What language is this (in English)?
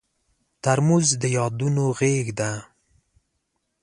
Pashto